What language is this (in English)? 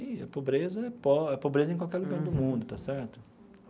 Portuguese